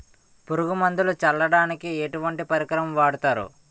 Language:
Telugu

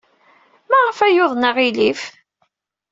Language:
Kabyle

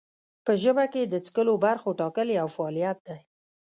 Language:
Pashto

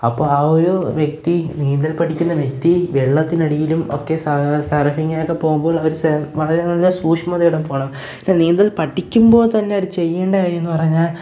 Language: Malayalam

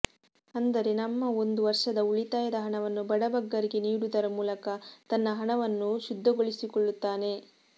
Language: Kannada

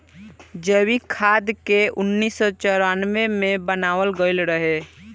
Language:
Bhojpuri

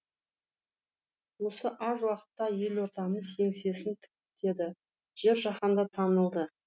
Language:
Kazakh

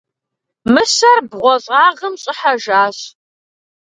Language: Kabardian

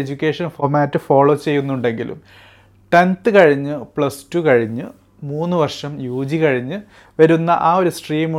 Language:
Malayalam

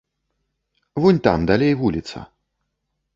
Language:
Belarusian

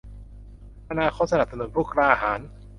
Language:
Thai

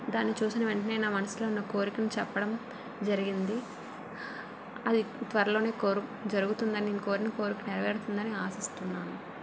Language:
Telugu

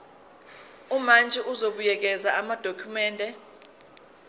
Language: Zulu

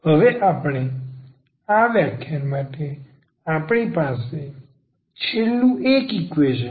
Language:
Gujarati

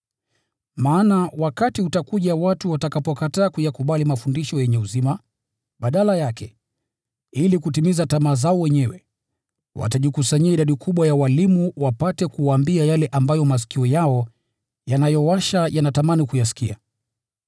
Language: Swahili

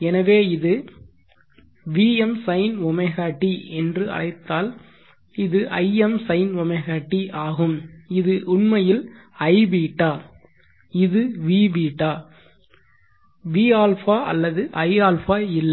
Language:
Tamil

